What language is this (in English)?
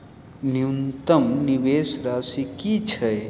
Maithili